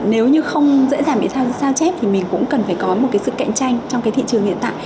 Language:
Vietnamese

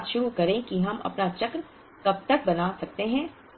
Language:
Hindi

